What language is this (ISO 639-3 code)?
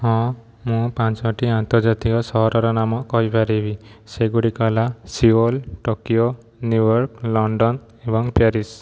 ori